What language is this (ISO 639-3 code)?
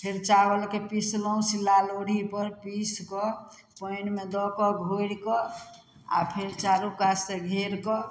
mai